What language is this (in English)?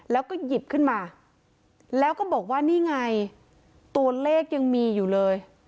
Thai